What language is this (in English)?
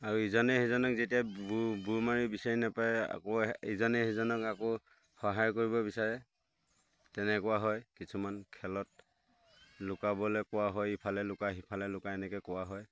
Assamese